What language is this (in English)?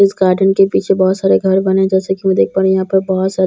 Hindi